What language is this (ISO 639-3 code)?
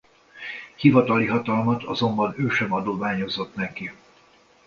hun